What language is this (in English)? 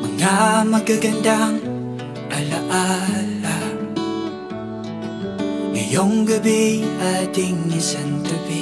Filipino